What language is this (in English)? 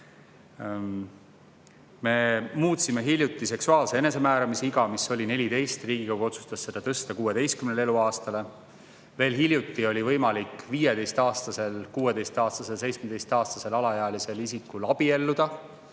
Estonian